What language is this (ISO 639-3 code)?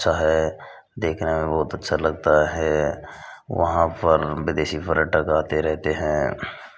hin